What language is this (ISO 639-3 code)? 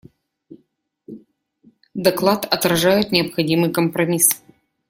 rus